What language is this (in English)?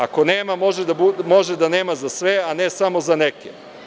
Serbian